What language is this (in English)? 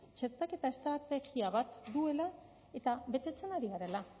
Basque